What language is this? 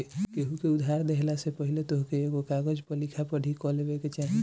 Bhojpuri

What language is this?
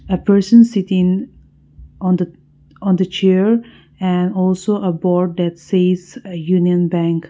English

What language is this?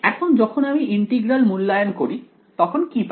Bangla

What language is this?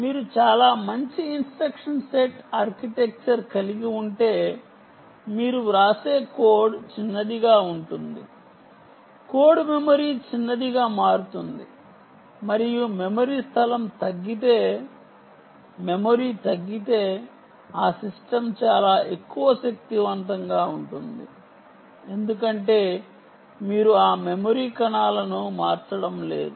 Telugu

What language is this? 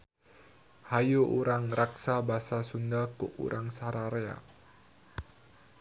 Sundanese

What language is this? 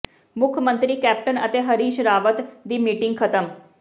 Punjabi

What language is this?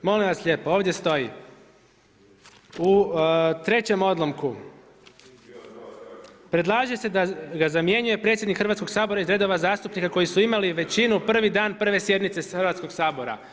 Croatian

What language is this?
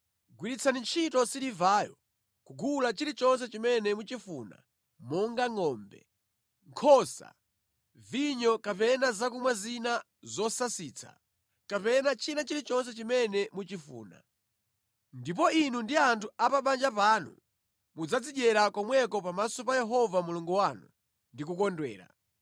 Nyanja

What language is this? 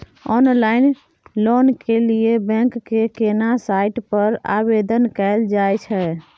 Maithili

